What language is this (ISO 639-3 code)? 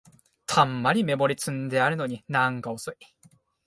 jpn